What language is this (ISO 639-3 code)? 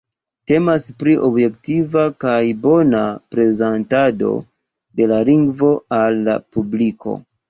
epo